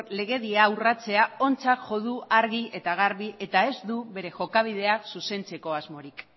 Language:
Basque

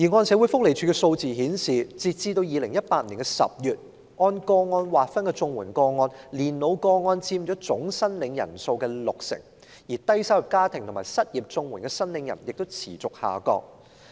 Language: Cantonese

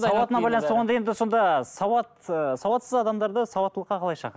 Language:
Kazakh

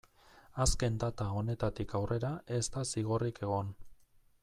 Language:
Basque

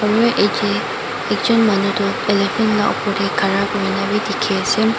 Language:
Naga Pidgin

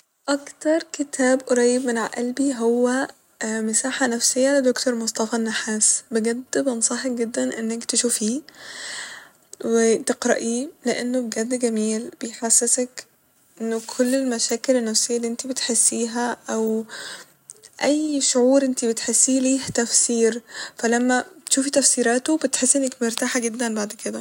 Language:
Egyptian Arabic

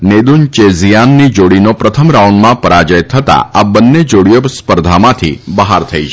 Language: Gujarati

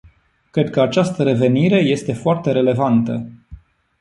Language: Romanian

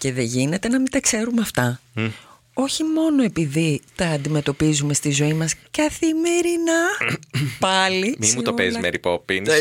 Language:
Greek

